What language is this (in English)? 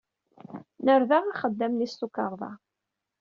Kabyle